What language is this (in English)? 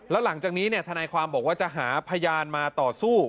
Thai